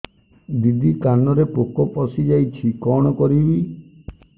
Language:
Odia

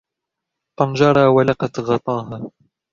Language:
Arabic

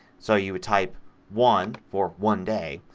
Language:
English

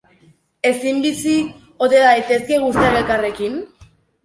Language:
Basque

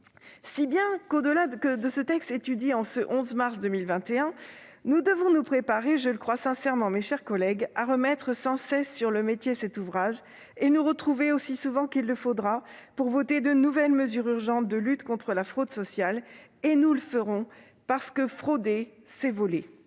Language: French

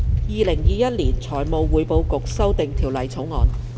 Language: Cantonese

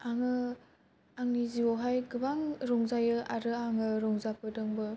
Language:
Bodo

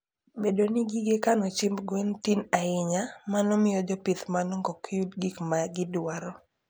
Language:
Luo (Kenya and Tanzania)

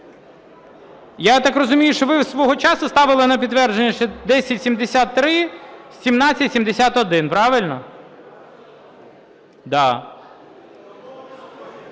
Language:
Ukrainian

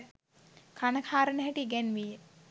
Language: Sinhala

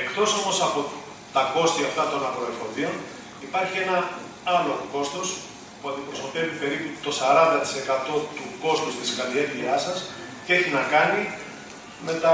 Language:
Greek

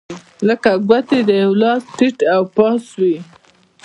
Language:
Pashto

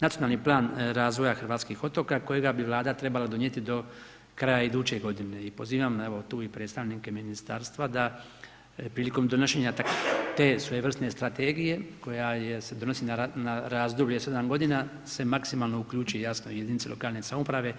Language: Croatian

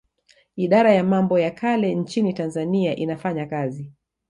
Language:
Swahili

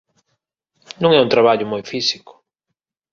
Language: Galician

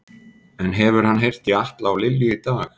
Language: Icelandic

